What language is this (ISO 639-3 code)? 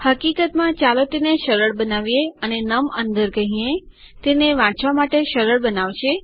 guj